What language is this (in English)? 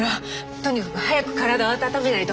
Japanese